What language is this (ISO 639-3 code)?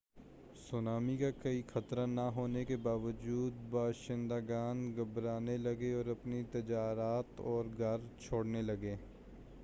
urd